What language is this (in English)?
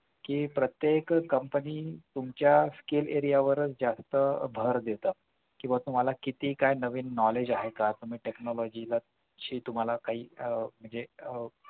Marathi